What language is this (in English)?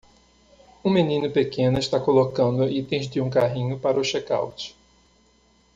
Portuguese